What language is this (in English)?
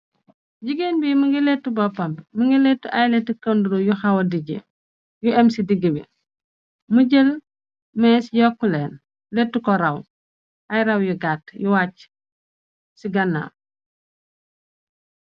Wolof